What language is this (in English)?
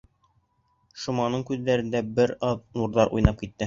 Bashkir